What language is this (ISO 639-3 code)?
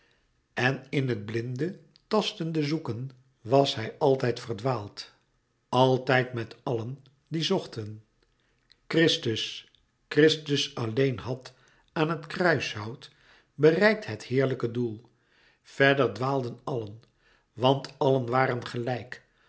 nld